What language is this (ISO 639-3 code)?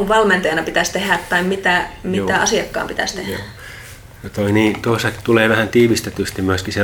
fin